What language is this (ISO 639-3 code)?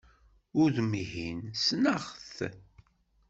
kab